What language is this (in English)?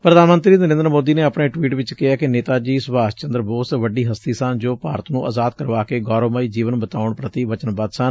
Punjabi